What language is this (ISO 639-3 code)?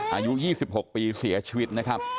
tha